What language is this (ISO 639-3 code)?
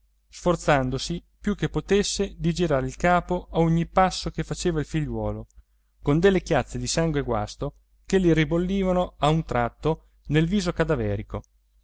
ita